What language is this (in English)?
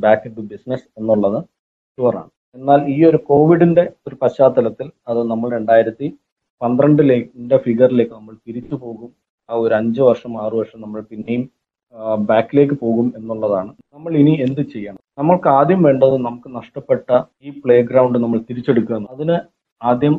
Malayalam